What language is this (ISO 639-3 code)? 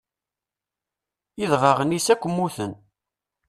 kab